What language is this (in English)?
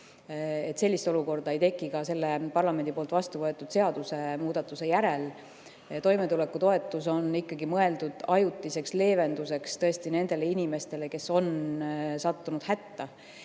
Estonian